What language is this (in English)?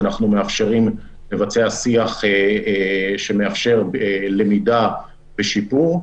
Hebrew